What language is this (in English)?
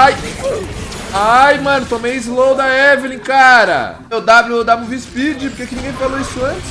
Portuguese